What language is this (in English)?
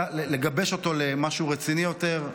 Hebrew